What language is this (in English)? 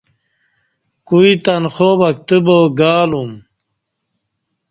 Kati